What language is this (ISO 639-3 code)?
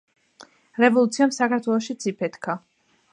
kat